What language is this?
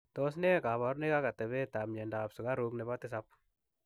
Kalenjin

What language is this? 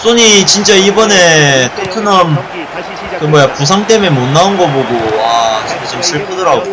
Korean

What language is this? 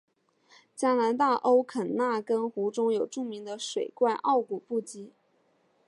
Chinese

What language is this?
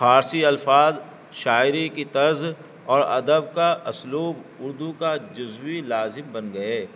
Urdu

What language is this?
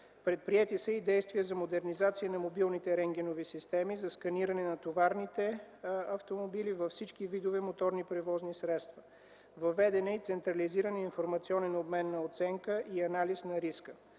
Bulgarian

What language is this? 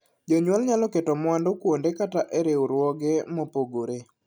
Luo (Kenya and Tanzania)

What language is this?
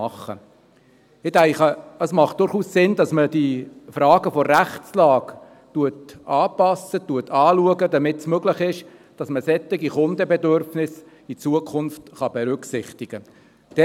Swiss German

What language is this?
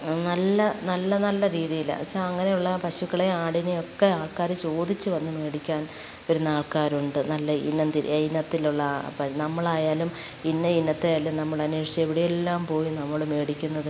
Malayalam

